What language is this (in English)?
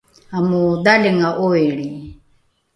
Rukai